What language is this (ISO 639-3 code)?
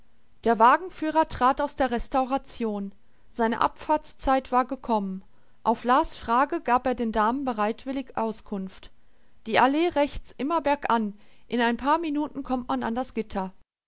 deu